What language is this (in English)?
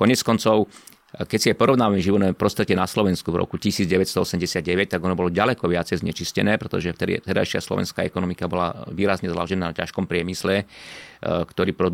Slovak